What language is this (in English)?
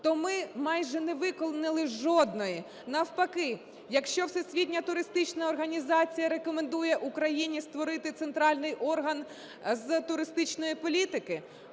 Ukrainian